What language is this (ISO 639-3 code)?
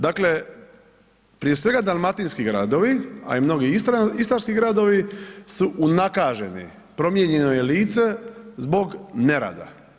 hrv